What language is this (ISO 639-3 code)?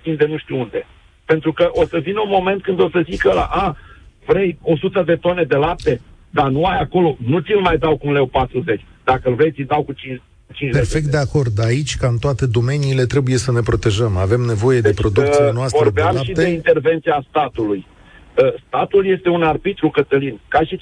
ron